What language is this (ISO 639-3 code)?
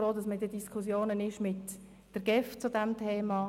gsw